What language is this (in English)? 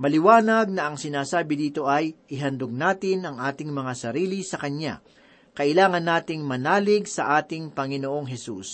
Filipino